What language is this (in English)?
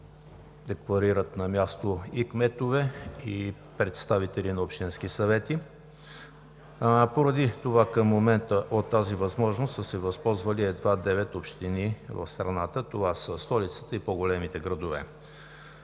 Bulgarian